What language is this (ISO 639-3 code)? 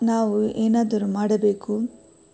kan